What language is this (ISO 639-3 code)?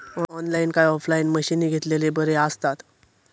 mar